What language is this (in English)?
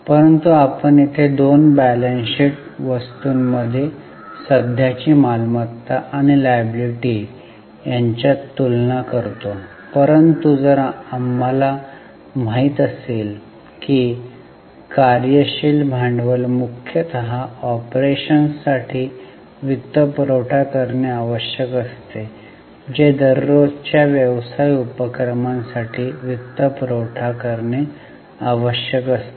Marathi